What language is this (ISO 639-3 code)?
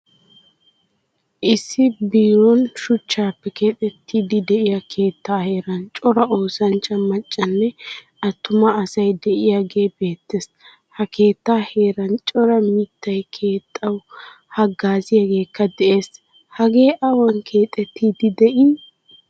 wal